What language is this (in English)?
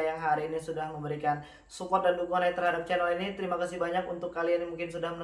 Indonesian